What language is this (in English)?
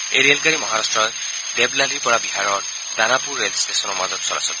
Assamese